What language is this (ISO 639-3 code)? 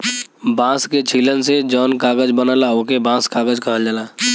bho